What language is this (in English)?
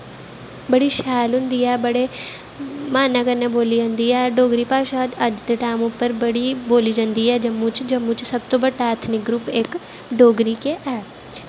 Dogri